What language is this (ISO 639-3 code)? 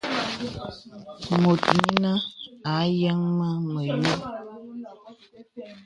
beb